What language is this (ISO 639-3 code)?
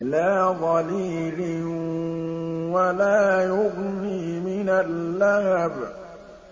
ara